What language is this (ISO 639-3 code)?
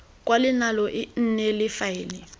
tsn